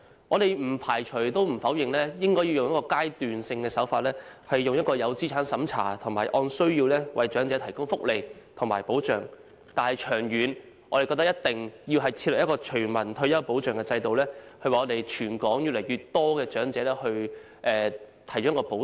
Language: Cantonese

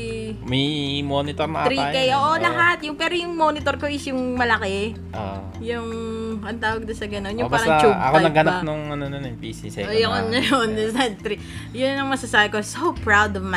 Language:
Filipino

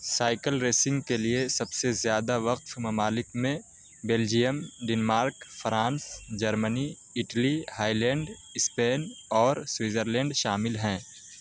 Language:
Urdu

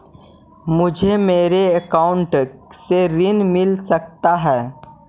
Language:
Magahi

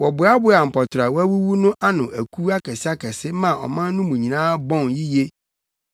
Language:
Akan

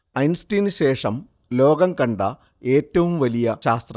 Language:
Malayalam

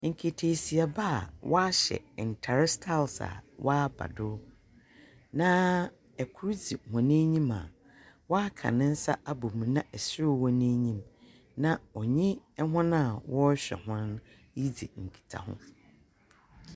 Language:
Akan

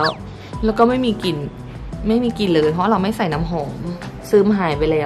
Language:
Thai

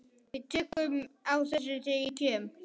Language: Icelandic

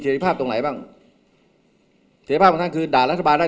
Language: Thai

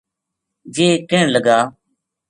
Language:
Gujari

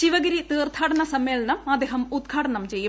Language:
Malayalam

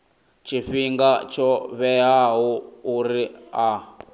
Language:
Venda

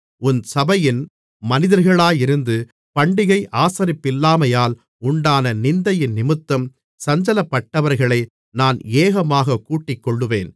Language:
Tamil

